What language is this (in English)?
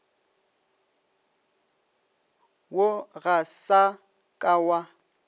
Northern Sotho